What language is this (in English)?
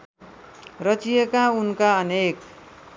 Nepali